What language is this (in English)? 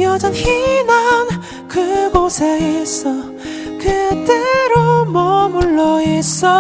Korean